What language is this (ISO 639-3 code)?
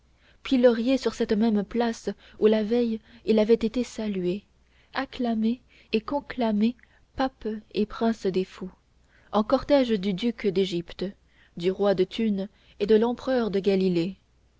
fra